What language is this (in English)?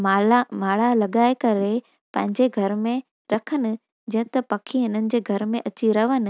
Sindhi